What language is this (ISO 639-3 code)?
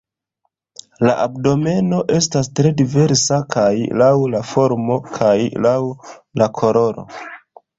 epo